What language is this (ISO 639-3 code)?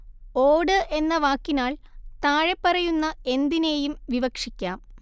mal